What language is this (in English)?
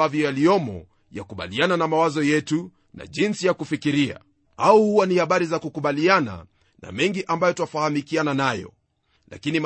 Swahili